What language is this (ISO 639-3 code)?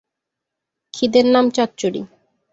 ben